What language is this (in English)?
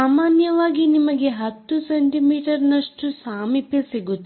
Kannada